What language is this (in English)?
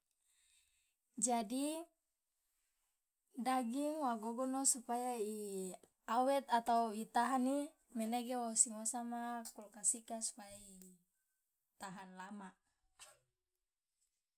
Loloda